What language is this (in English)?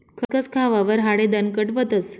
Marathi